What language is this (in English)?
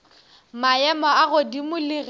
Northern Sotho